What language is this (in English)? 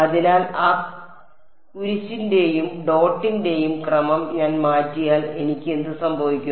Malayalam